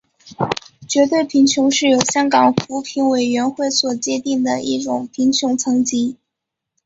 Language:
Chinese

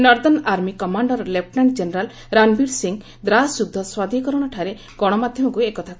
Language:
Odia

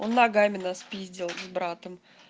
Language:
Russian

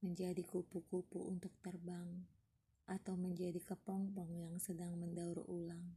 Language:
Indonesian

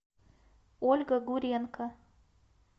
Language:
Russian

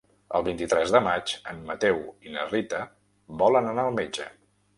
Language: Catalan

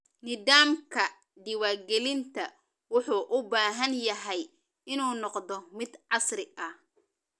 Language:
Somali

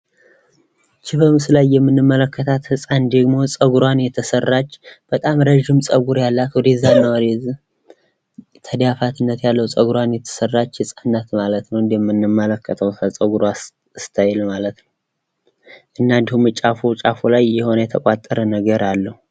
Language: Amharic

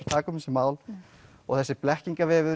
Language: Icelandic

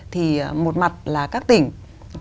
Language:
Vietnamese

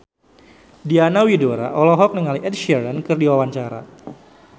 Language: Sundanese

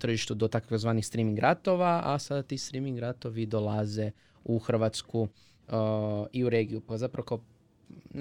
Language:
Croatian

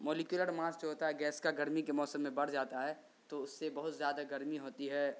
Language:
Urdu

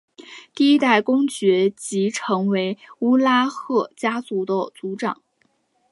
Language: Chinese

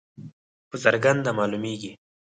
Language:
Pashto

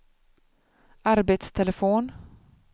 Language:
Swedish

